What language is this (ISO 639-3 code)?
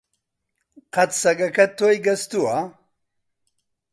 ckb